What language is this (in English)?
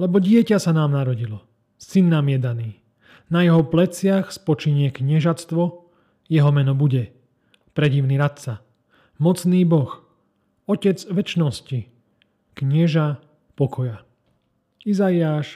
Slovak